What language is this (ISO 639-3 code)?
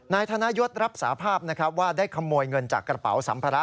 tha